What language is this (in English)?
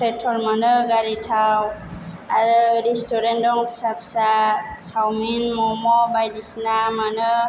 Bodo